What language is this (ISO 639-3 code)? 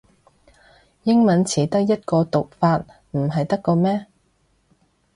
yue